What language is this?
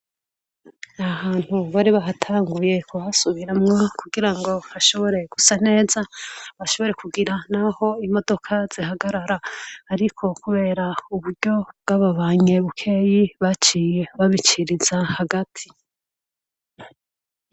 Rundi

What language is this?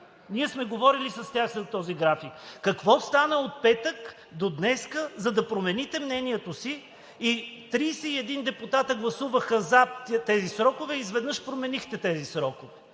Bulgarian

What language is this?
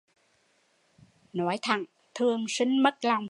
Vietnamese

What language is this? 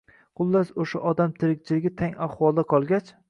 Uzbek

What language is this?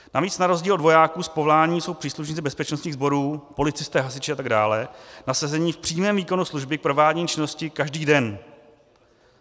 Czech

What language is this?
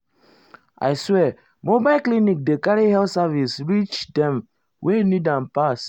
Nigerian Pidgin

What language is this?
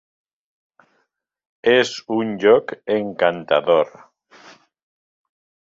Catalan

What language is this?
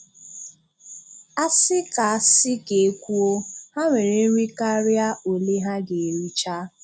Igbo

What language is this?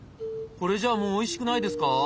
Japanese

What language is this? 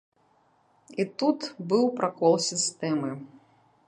Belarusian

